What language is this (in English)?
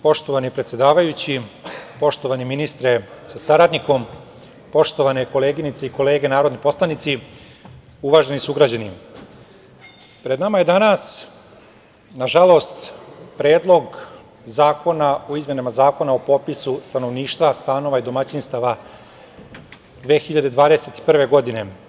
Serbian